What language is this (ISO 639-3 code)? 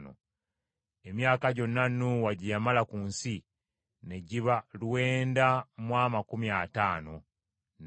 lug